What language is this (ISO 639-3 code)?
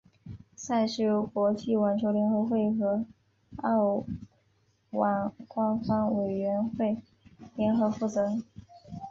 zho